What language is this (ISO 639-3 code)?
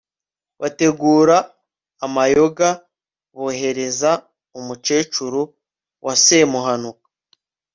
kin